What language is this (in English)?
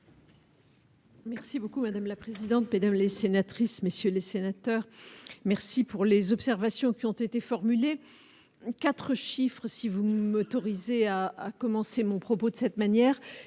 French